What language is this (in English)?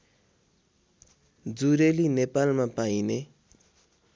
Nepali